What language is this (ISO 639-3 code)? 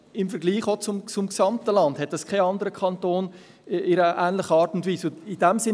gsw